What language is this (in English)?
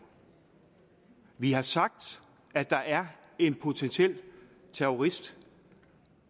Danish